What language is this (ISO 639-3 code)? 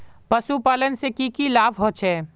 mag